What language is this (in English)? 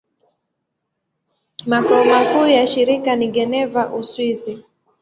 Swahili